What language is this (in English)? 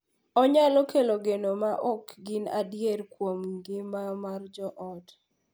Luo (Kenya and Tanzania)